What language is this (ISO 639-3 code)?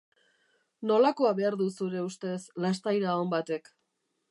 eus